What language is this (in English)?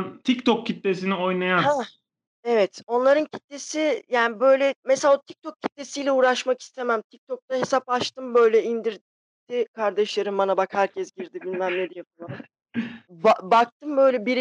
Turkish